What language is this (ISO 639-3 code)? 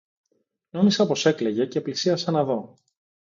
ell